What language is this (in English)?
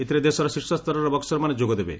Odia